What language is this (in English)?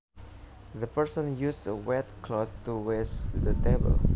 Javanese